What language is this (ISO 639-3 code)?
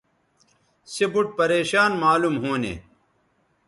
btv